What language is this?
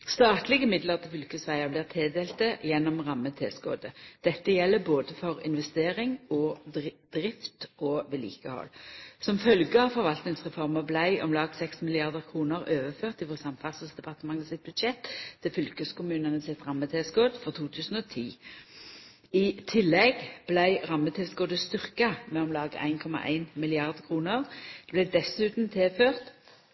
Norwegian Nynorsk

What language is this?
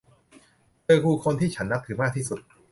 Thai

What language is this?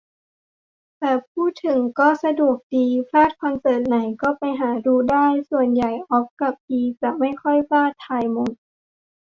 Thai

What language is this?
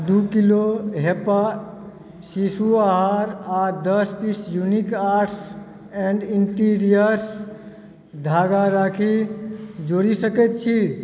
Maithili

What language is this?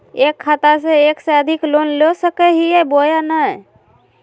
Magahi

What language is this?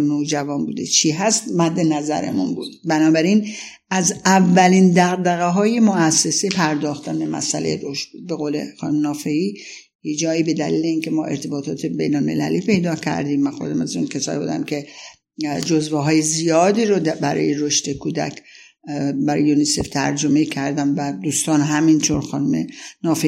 Persian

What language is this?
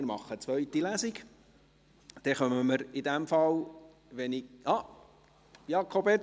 Swiss German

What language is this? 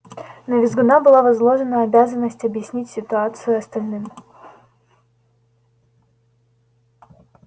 Russian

